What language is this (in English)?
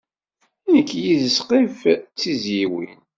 Kabyle